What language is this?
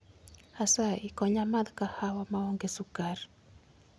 Luo (Kenya and Tanzania)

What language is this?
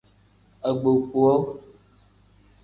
Tem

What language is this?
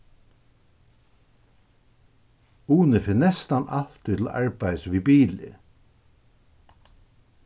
Faroese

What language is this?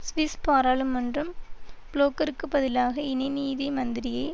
Tamil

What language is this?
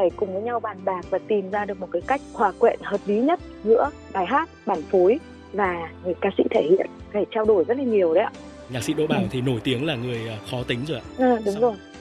Vietnamese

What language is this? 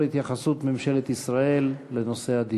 Hebrew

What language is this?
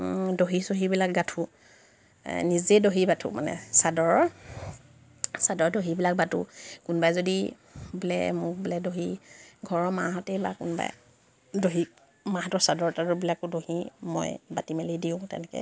Assamese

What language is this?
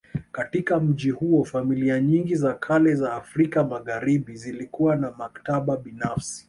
Swahili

